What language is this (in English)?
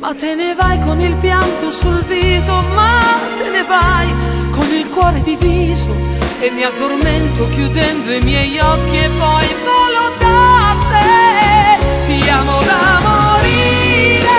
Italian